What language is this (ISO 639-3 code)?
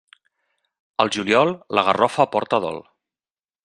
cat